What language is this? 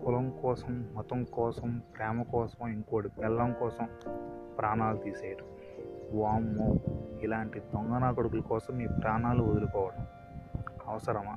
Telugu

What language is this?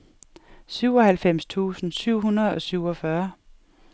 Danish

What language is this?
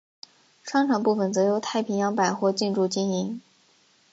Chinese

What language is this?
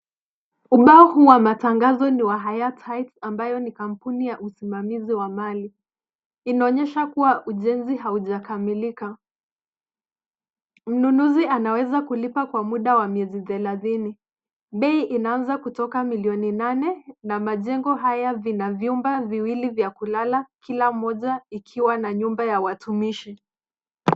Swahili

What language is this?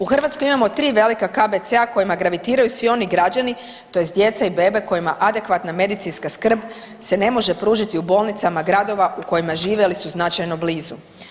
Croatian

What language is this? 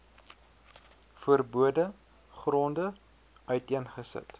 Afrikaans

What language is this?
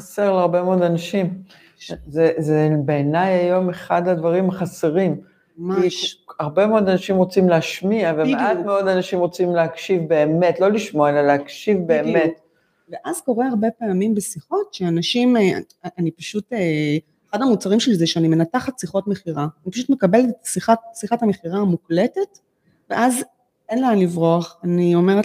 Hebrew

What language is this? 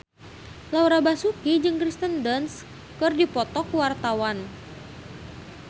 Sundanese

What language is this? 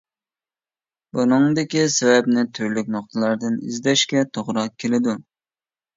Uyghur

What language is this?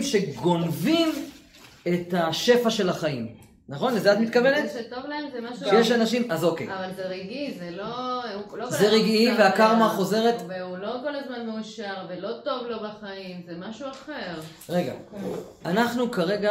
Hebrew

